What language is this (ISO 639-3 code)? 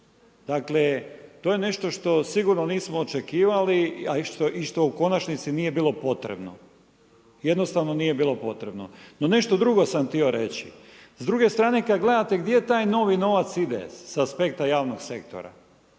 hrv